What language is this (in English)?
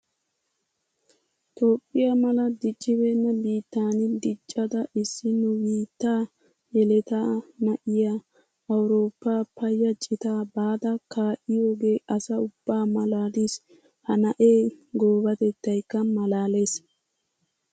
Wolaytta